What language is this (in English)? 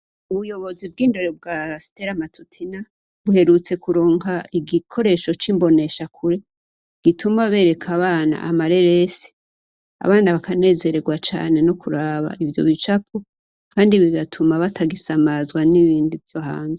Rundi